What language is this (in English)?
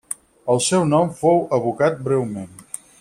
Catalan